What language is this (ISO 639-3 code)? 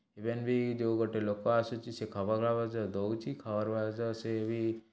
ori